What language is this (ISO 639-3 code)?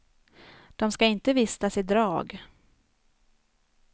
swe